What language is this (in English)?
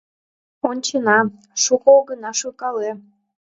Mari